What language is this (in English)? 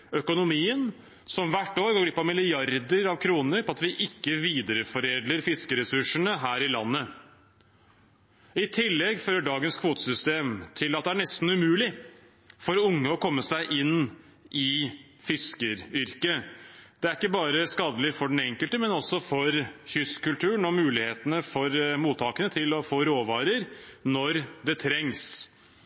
Norwegian Bokmål